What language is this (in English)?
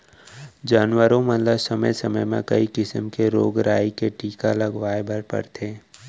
Chhattisgarhi